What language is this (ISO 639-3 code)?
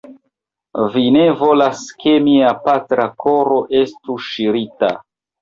epo